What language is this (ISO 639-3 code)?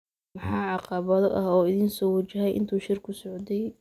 som